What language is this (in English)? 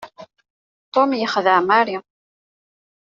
Kabyle